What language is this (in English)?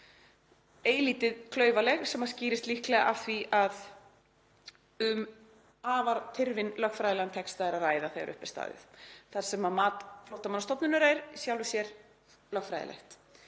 Icelandic